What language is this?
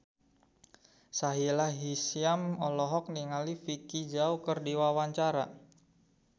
Sundanese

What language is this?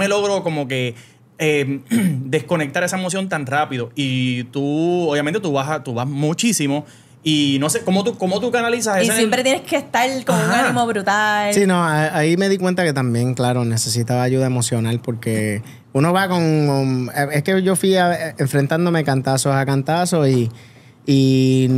Spanish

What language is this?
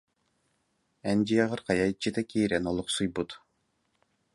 Yakut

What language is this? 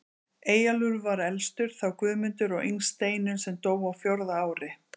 Icelandic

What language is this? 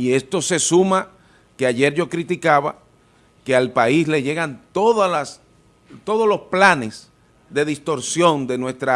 Spanish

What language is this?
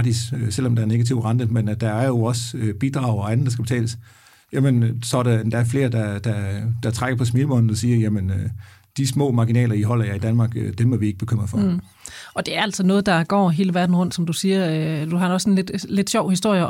Danish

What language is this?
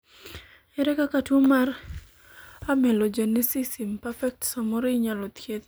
Luo (Kenya and Tanzania)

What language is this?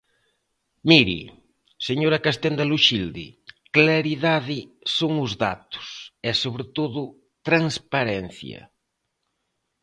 Galician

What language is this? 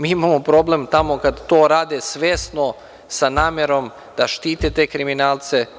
Serbian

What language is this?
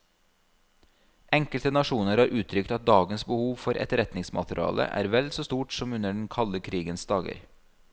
Norwegian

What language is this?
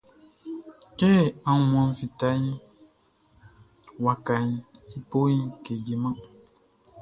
Baoulé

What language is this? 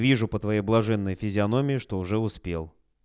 Russian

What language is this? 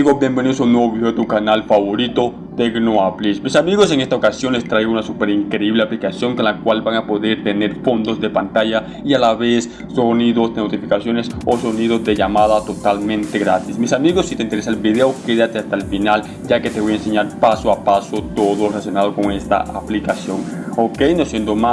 Spanish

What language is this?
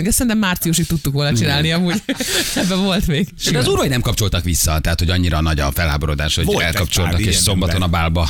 Hungarian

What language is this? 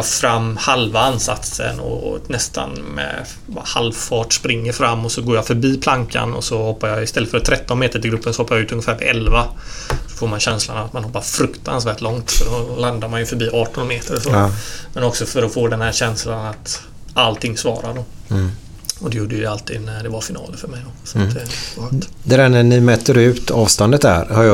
Swedish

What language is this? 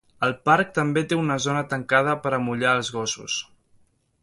Catalan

